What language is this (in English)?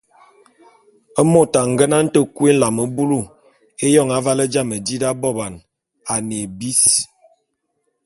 Bulu